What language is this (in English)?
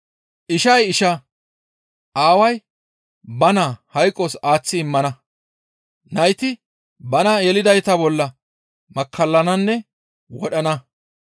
Gamo